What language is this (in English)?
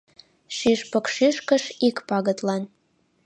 Mari